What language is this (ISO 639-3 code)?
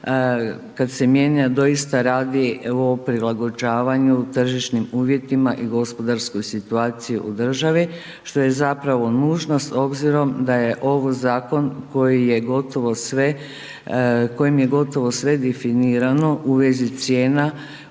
hrv